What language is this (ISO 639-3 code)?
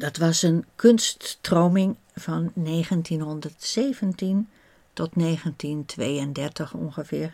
nld